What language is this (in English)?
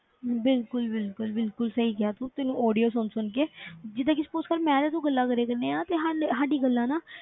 Punjabi